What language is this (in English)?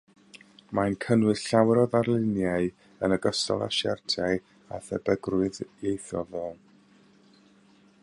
Welsh